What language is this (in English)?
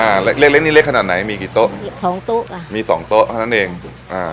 Thai